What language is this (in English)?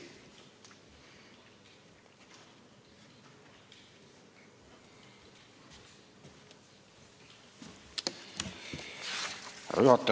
Estonian